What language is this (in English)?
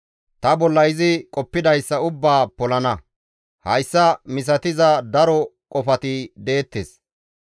Gamo